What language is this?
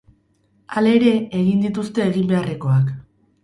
Basque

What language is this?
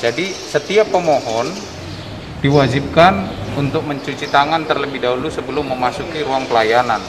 Indonesian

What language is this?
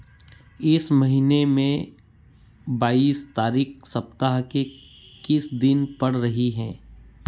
Hindi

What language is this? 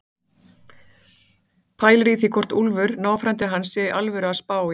Icelandic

